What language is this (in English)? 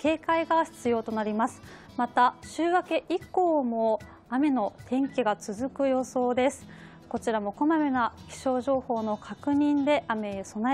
Japanese